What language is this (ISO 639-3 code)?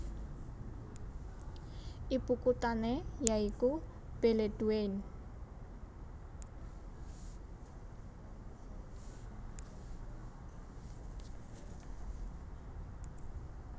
jav